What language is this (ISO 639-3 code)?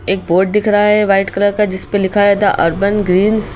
hin